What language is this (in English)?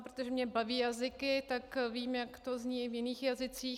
Czech